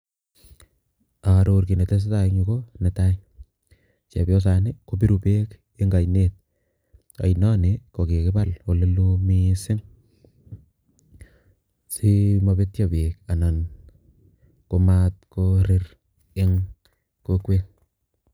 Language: Kalenjin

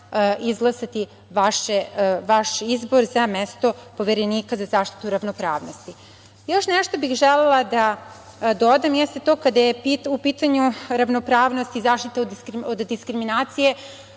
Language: Serbian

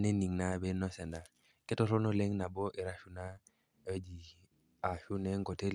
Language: Masai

